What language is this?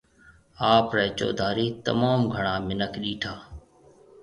Marwari (Pakistan)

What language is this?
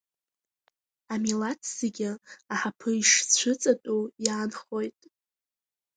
Abkhazian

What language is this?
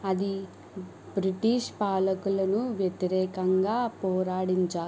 Telugu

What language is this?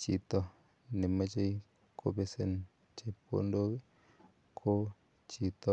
Kalenjin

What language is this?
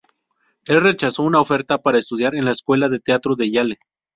Spanish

